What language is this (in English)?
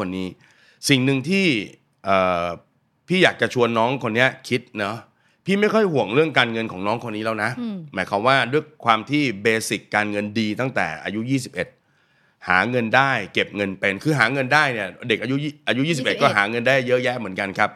Thai